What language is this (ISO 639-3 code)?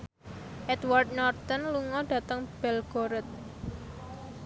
jav